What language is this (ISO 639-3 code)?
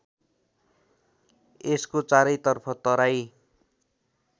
nep